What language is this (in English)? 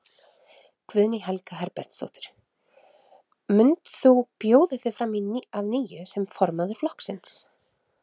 Icelandic